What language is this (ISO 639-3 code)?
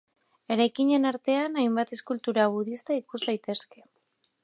eus